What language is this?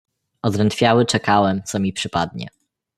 Polish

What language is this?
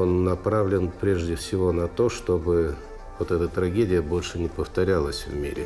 Greek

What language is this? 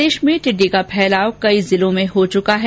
Hindi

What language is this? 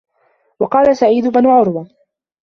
Arabic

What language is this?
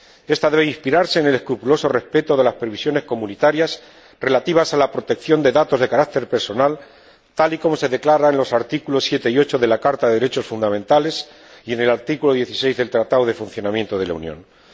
Spanish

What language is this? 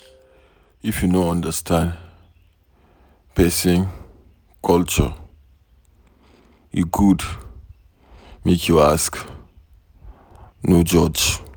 Nigerian Pidgin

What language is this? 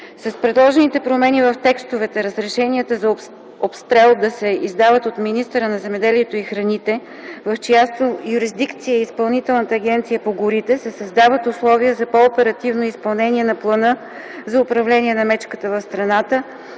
Bulgarian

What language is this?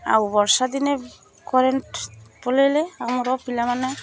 Odia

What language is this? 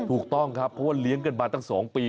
Thai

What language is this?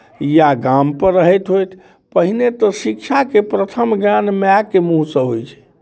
Maithili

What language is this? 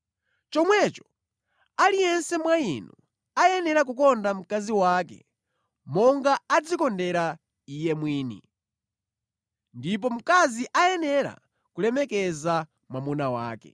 Nyanja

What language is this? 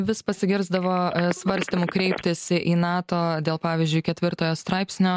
Lithuanian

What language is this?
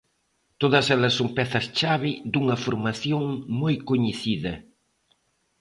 Galician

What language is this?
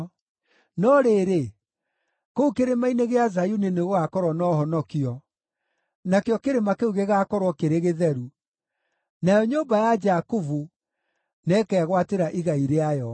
Kikuyu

